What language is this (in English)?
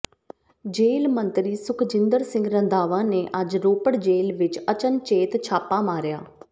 Punjabi